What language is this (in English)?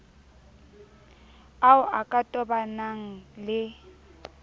Southern Sotho